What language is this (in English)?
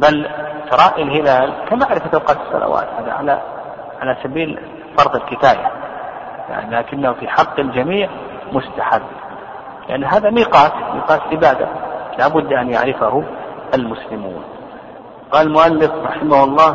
Arabic